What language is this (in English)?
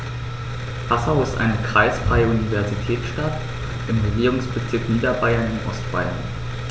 German